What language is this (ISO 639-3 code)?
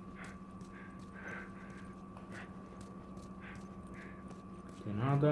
por